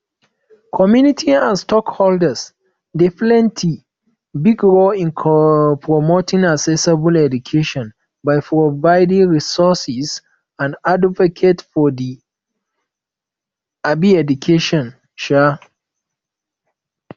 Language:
Nigerian Pidgin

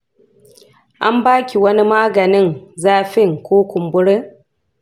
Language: Hausa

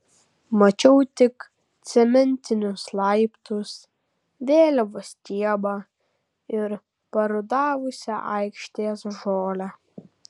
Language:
Lithuanian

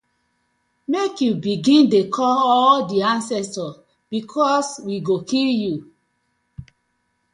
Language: Nigerian Pidgin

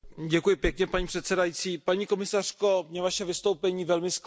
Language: Czech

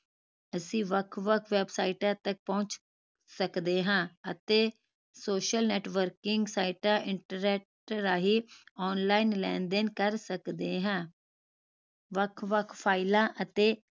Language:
Punjabi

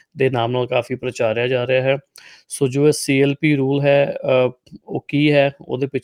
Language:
Punjabi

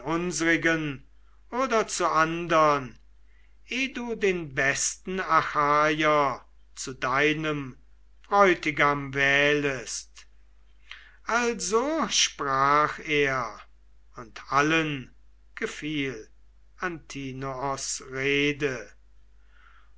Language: German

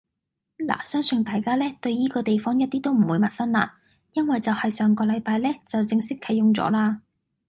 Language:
Cantonese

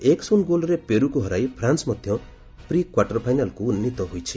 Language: Odia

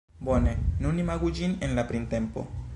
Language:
Esperanto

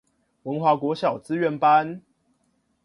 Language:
Chinese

